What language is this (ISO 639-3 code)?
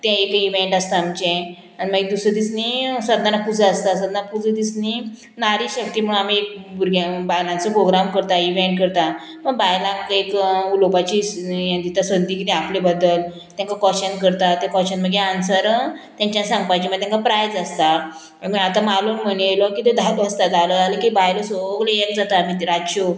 kok